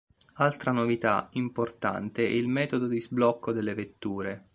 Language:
Italian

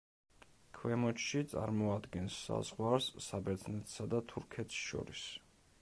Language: Georgian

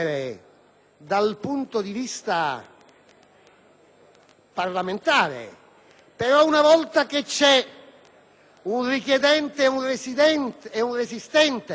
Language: Italian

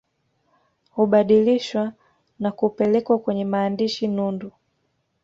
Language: Swahili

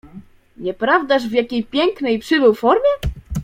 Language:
Polish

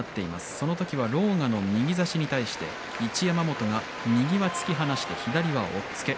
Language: Japanese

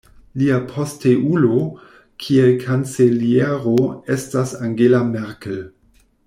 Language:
Esperanto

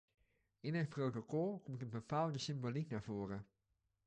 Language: Dutch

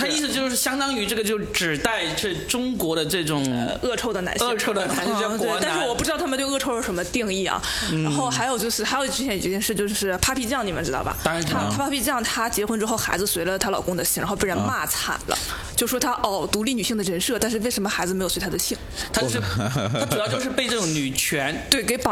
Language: Chinese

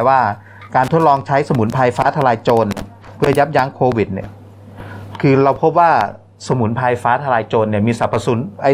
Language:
Thai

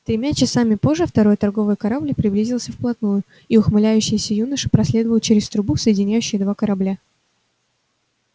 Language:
Russian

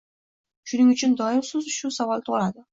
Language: Uzbek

